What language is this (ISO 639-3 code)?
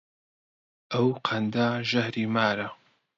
ckb